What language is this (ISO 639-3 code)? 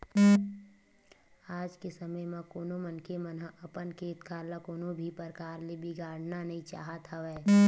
hne